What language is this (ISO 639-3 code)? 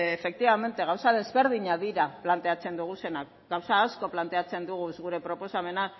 eus